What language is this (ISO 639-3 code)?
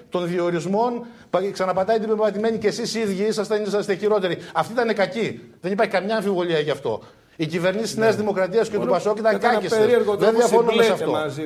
ell